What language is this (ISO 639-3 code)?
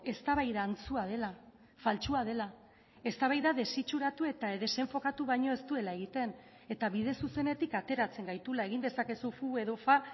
eus